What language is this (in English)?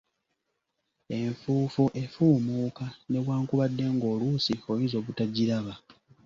Ganda